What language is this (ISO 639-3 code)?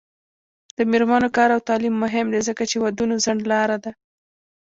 pus